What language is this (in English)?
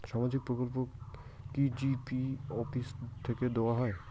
Bangla